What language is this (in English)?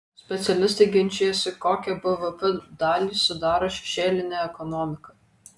Lithuanian